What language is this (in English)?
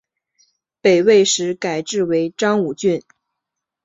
Chinese